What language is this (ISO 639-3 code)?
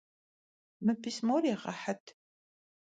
kbd